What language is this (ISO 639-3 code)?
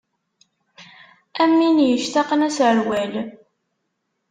kab